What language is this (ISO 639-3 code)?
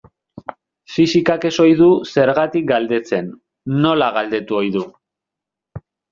eus